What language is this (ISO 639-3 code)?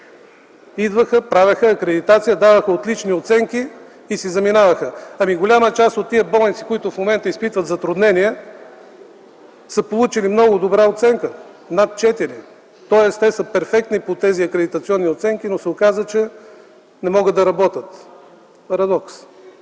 bul